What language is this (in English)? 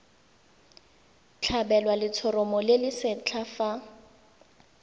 Tswana